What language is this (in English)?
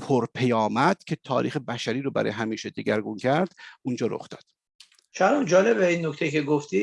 Persian